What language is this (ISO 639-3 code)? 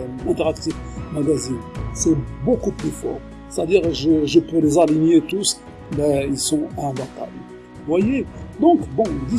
fra